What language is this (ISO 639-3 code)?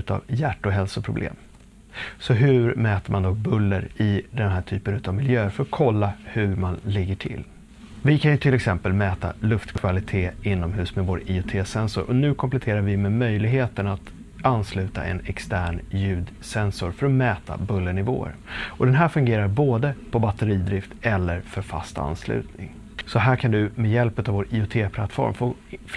swe